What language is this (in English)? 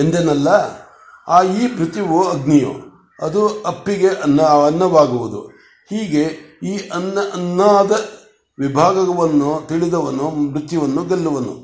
Kannada